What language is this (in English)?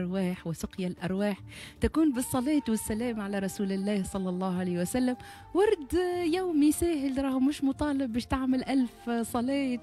Arabic